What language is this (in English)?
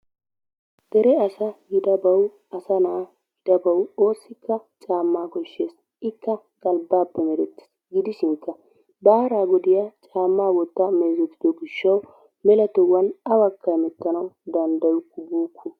Wolaytta